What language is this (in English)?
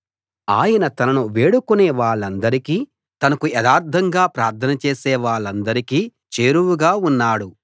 Telugu